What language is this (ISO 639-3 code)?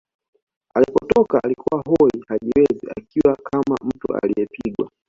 swa